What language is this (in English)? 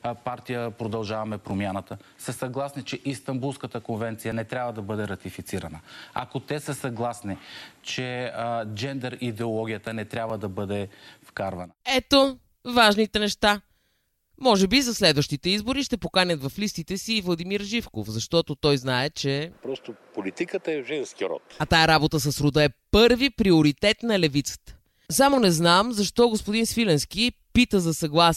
Bulgarian